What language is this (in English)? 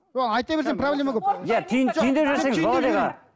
Kazakh